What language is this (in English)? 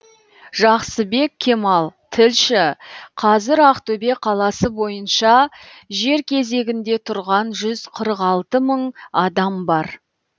Kazakh